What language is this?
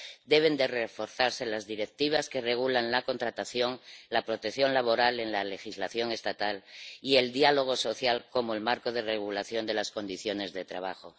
Spanish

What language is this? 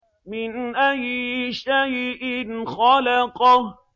Arabic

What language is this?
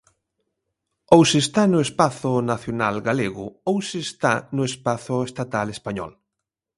Galician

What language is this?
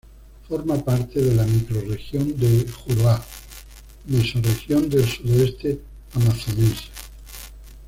Spanish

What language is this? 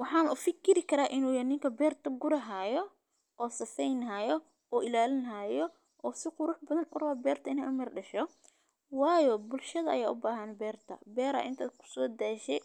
Somali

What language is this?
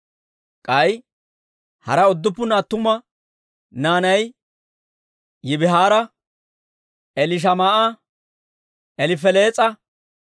Dawro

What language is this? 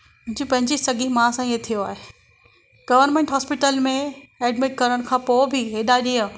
Sindhi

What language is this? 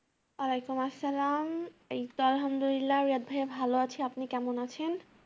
Bangla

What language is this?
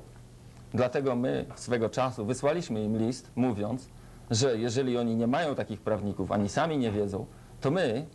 Polish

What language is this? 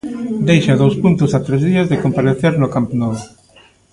Galician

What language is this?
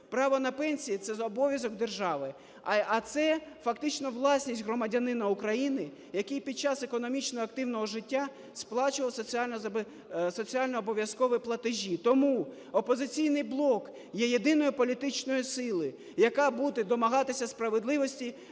Ukrainian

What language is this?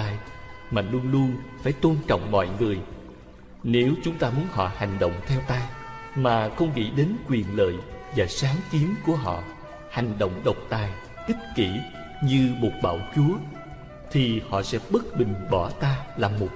Vietnamese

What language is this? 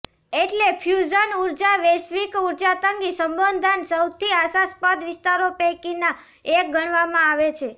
Gujarati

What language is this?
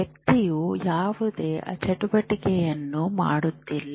Kannada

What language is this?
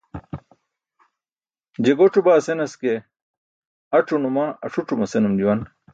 Burushaski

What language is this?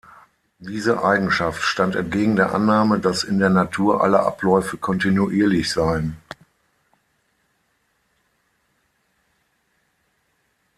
German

